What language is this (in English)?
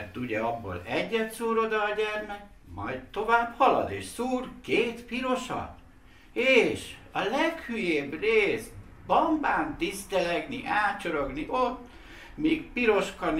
Hungarian